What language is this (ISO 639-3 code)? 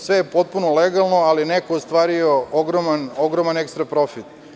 srp